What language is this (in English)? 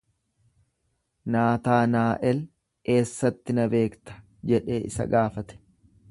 Oromo